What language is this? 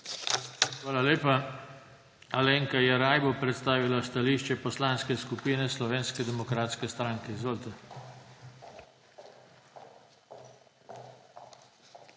Slovenian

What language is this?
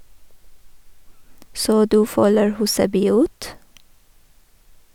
Norwegian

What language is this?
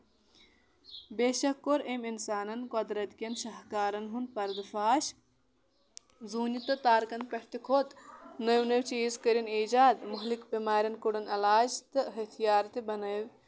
Kashmiri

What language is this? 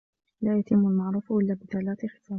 Arabic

